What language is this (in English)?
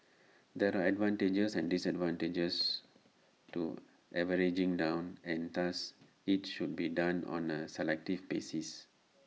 English